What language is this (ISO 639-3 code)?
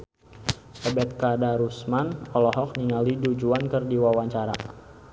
sun